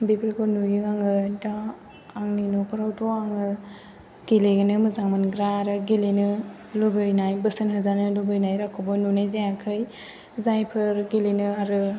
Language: Bodo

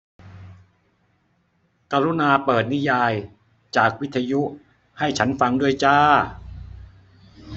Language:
Thai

